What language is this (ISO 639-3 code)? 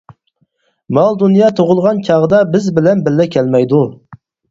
uig